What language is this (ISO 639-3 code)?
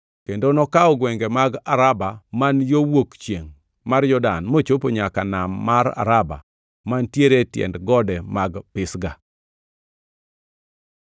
luo